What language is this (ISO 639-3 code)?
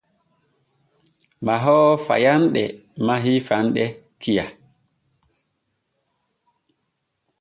fue